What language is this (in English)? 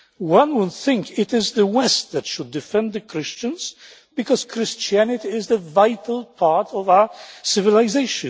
English